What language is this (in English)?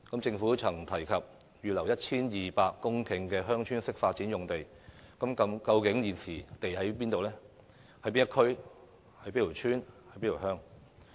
Cantonese